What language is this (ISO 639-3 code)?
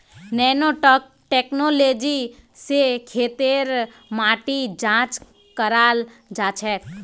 mag